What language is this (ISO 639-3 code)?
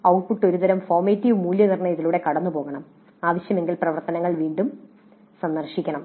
mal